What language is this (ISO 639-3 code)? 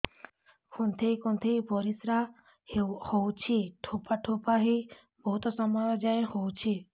ori